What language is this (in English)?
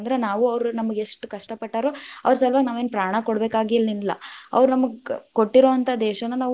Kannada